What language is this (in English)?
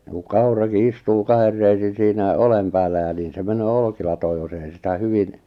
Finnish